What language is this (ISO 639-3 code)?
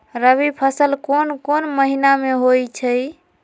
mag